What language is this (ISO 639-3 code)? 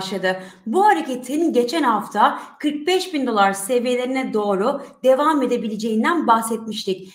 tur